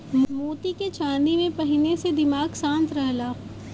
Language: Bhojpuri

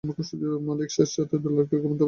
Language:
Bangla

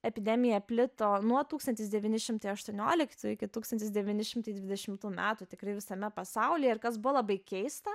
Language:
Lithuanian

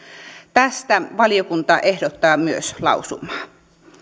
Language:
Finnish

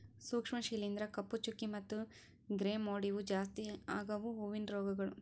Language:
Kannada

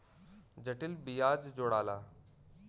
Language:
Bhojpuri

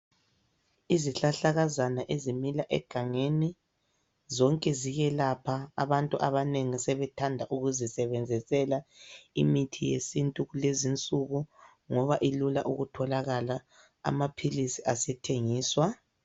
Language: North Ndebele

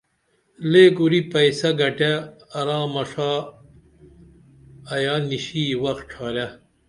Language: Dameli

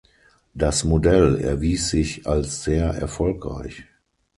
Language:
German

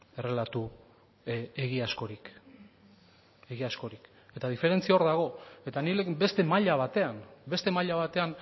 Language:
Basque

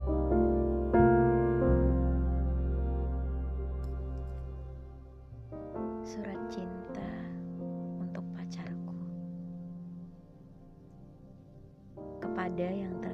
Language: Indonesian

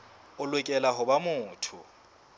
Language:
Southern Sotho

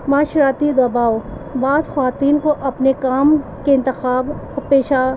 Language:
Urdu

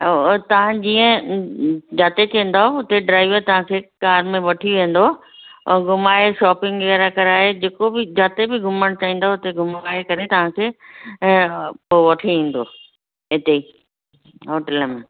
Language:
Sindhi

